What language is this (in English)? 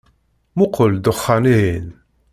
Kabyle